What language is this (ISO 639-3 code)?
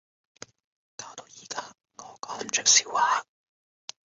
yue